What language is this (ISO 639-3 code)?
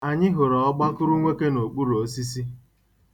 ibo